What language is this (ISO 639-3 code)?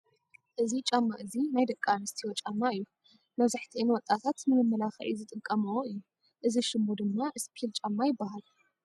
tir